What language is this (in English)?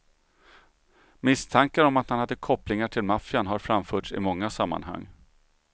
Swedish